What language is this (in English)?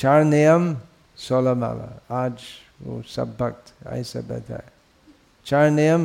Hindi